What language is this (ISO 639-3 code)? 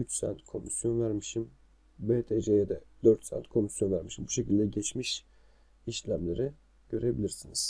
tur